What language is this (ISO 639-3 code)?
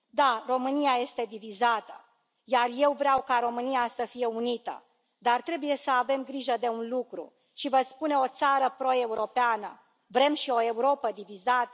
ron